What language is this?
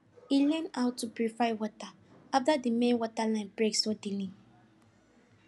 Nigerian Pidgin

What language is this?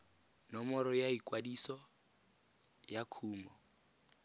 Tswana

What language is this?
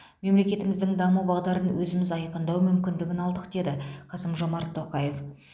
Kazakh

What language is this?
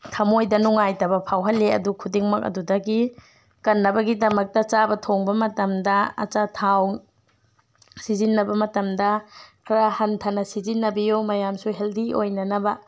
Manipuri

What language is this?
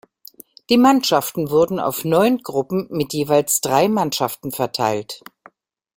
German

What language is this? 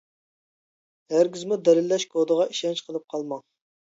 Uyghur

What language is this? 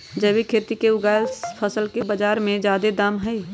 Magahi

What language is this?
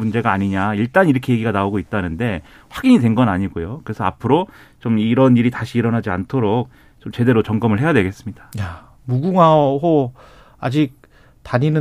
Korean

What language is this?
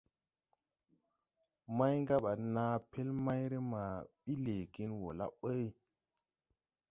Tupuri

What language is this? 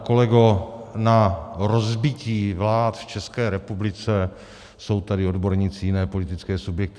Czech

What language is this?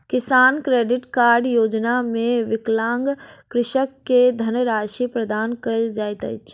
Maithili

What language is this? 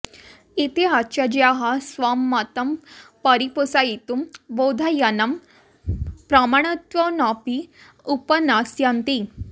Sanskrit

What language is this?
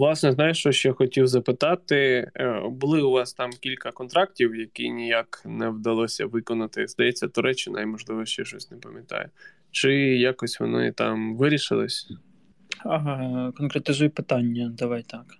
Ukrainian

